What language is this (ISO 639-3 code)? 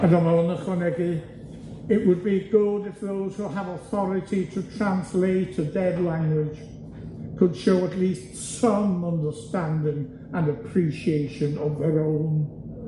cym